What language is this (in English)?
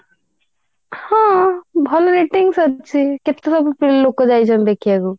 Odia